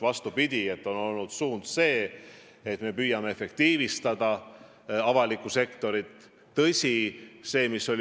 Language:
Estonian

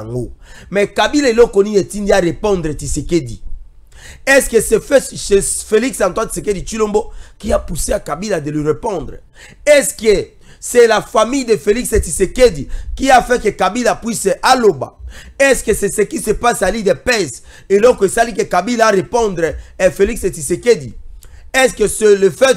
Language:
French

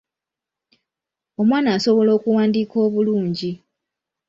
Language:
Ganda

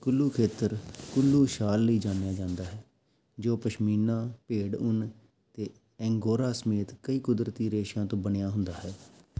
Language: Punjabi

